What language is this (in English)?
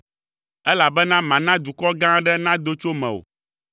Ewe